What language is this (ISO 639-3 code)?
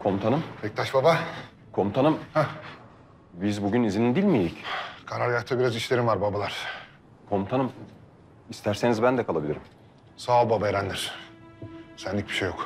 tur